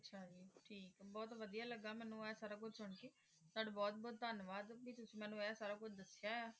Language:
Punjabi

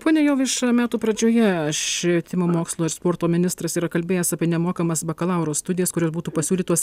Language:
Lithuanian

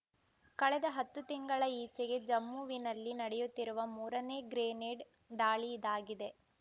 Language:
Kannada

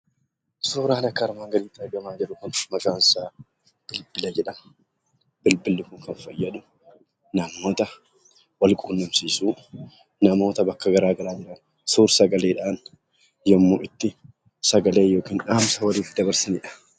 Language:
Oromo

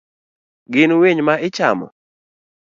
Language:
Luo (Kenya and Tanzania)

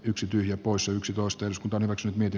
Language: Finnish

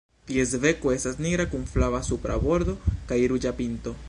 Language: Esperanto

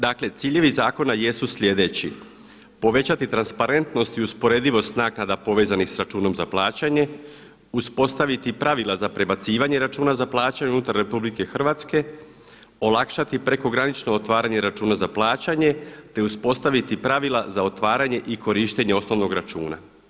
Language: Croatian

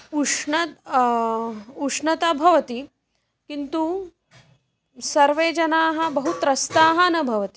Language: Sanskrit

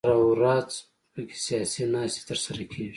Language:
Pashto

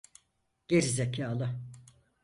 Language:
Turkish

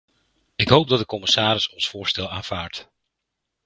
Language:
Dutch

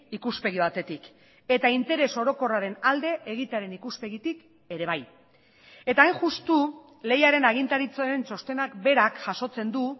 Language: Basque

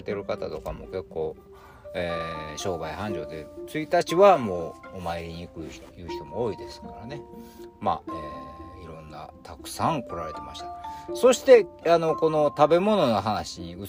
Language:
Japanese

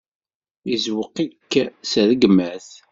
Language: Kabyle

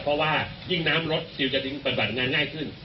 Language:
Thai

